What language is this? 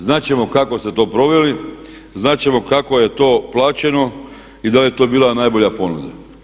Croatian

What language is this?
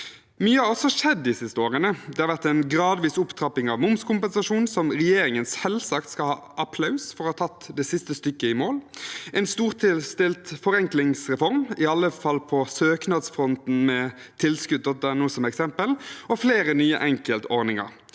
Norwegian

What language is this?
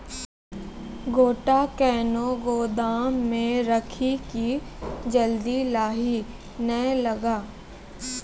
Maithili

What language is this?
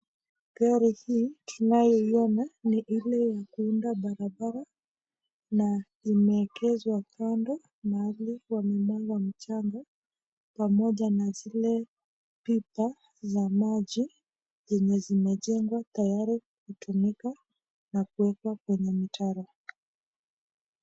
Swahili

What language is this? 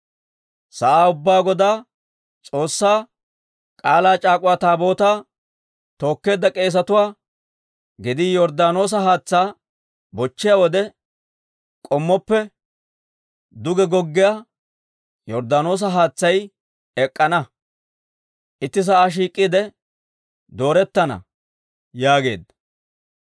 Dawro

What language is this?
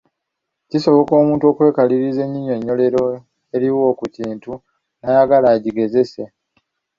Ganda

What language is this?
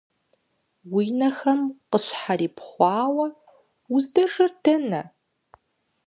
Kabardian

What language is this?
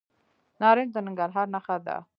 Pashto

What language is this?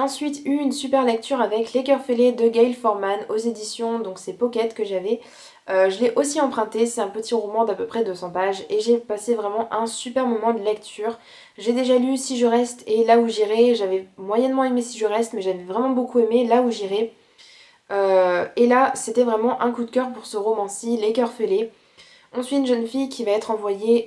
French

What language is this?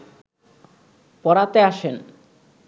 Bangla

